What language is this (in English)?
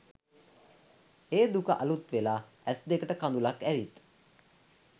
Sinhala